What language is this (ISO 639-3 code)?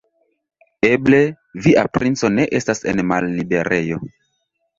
epo